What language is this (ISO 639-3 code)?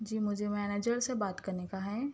urd